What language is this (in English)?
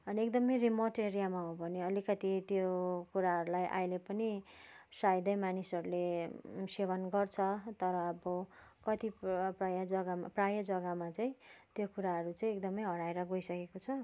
Nepali